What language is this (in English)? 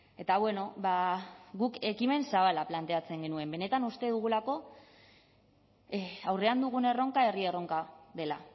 Basque